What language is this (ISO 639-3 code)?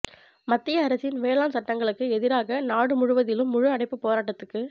tam